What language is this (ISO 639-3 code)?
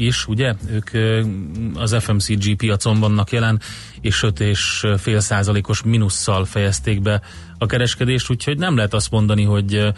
hun